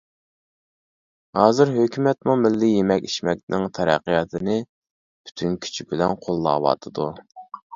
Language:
Uyghur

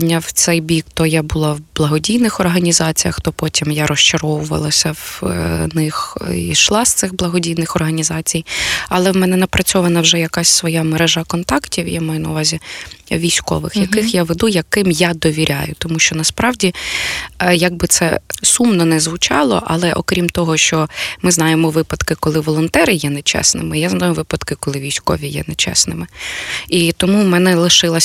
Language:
Ukrainian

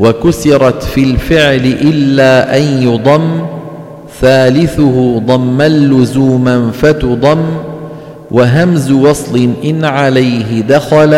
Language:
Arabic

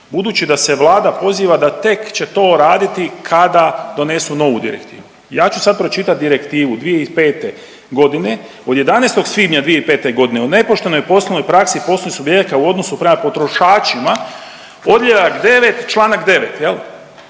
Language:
Croatian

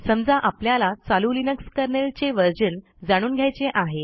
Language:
Marathi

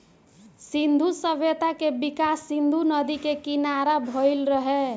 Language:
Bhojpuri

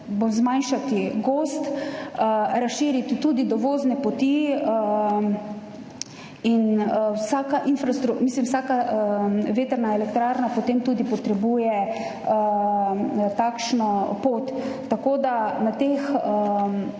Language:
Slovenian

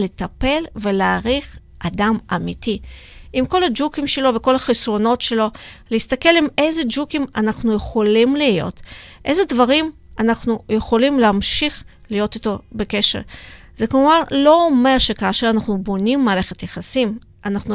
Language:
Hebrew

